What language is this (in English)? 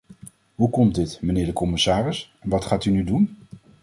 Dutch